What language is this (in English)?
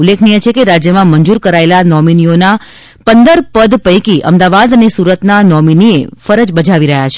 Gujarati